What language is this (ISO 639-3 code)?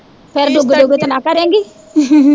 pan